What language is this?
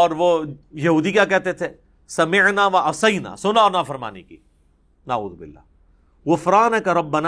Urdu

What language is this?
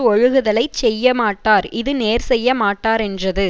Tamil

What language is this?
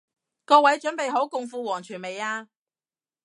Cantonese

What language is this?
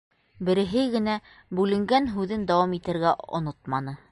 Bashkir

